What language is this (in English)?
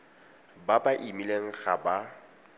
Tswana